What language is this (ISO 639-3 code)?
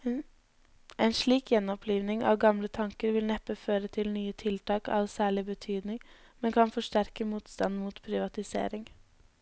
nor